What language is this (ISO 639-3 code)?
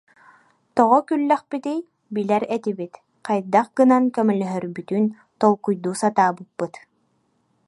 sah